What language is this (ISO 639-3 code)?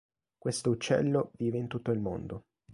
ita